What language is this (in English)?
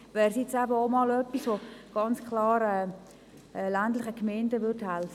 Swiss German